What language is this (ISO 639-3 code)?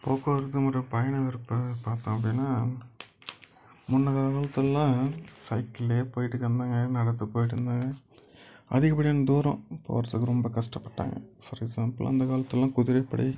tam